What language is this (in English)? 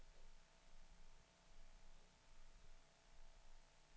Swedish